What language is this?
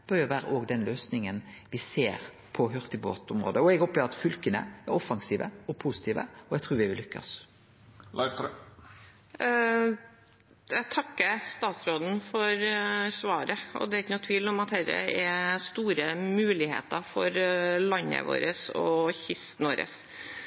Norwegian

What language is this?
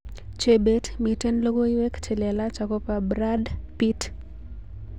Kalenjin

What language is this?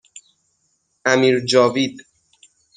Persian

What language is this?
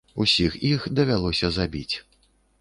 Belarusian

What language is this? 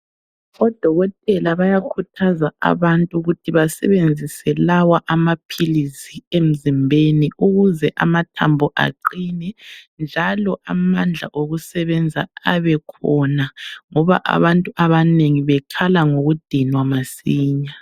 North Ndebele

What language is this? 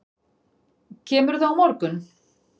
Icelandic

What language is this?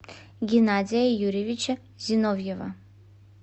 Russian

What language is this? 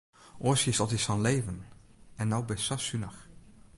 Western Frisian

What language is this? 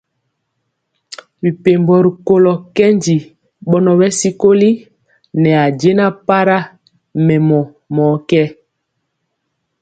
Mpiemo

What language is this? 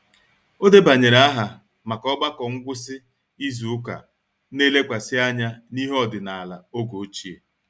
Igbo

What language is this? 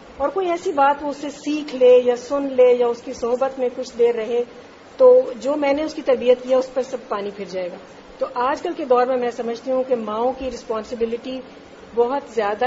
Urdu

